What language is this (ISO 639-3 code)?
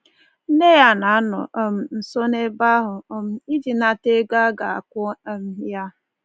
ibo